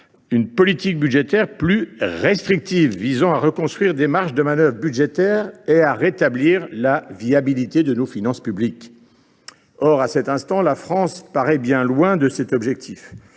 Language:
French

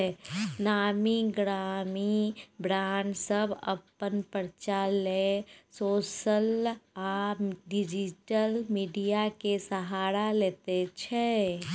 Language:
Maithili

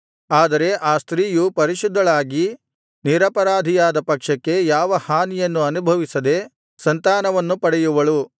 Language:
Kannada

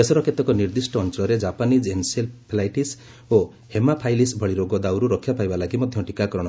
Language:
Odia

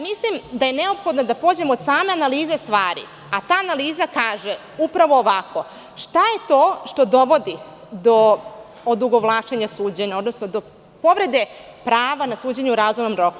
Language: Serbian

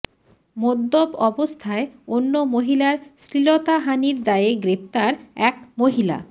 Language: Bangla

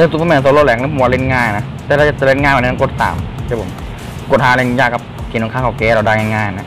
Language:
Thai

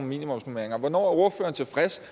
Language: Danish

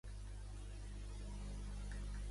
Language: Catalan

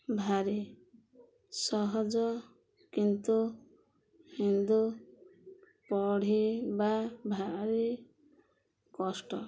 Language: Odia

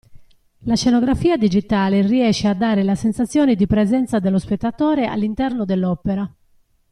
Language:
Italian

